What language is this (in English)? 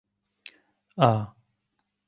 Central Kurdish